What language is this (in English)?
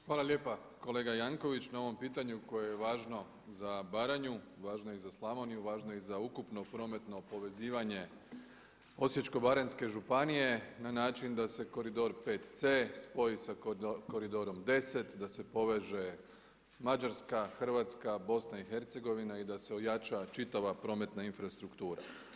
Croatian